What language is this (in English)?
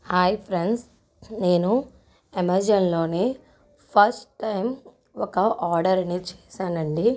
Telugu